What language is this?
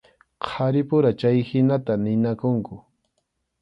Arequipa-La Unión Quechua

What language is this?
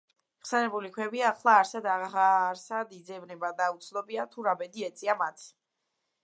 Georgian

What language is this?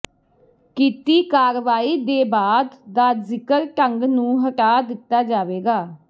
Punjabi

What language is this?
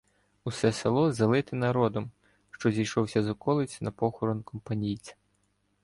Ukrainian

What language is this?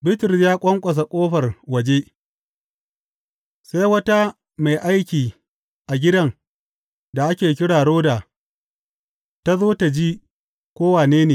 Hausa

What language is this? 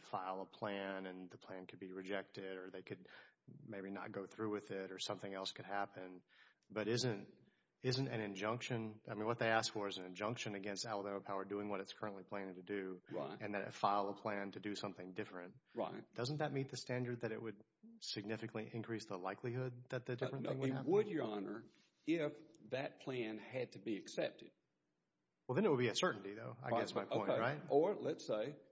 English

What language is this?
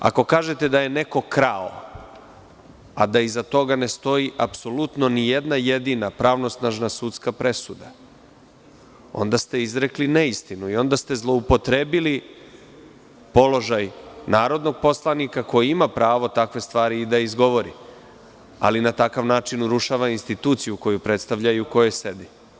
Serbian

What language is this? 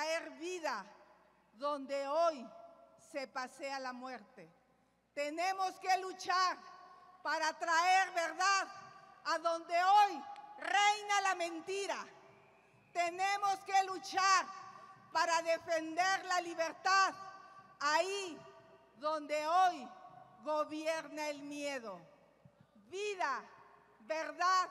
Spanish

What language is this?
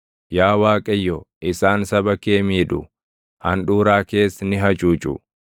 Oromo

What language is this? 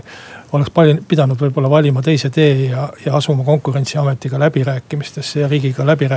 Finnish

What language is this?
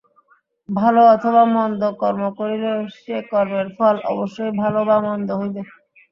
Bangla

